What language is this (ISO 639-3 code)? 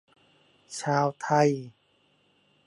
tha